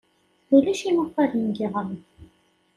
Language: Kabyle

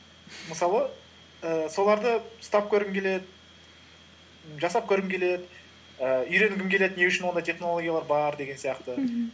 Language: Kazakh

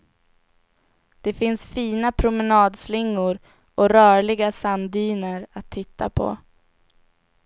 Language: Swedish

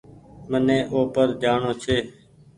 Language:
Goaria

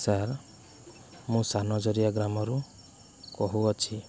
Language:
Odia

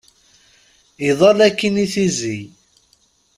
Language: Kabyle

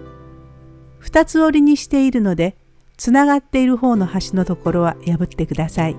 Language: Japanese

